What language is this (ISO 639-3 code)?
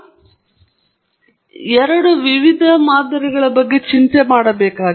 kan